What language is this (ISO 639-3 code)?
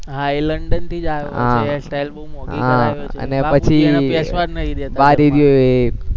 guj